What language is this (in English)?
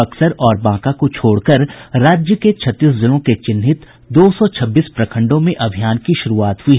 Hindi